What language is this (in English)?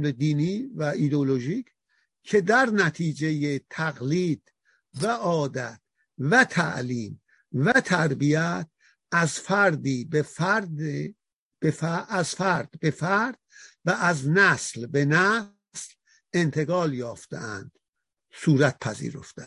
Persian